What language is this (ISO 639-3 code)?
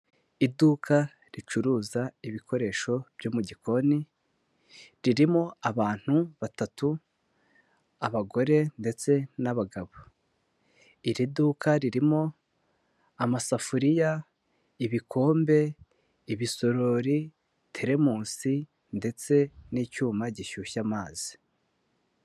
kin